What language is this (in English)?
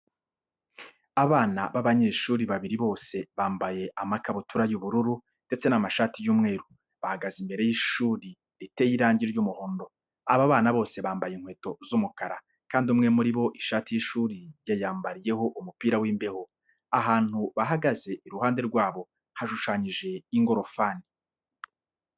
Kinyarwanda